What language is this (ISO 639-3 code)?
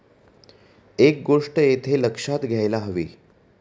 mar